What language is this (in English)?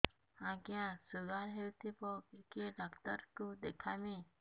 Odia